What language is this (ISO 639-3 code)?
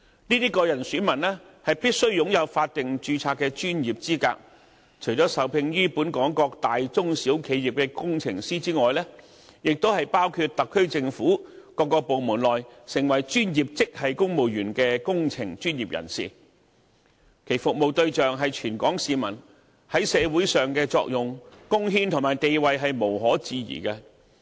yue